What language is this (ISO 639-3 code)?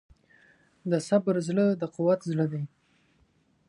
pus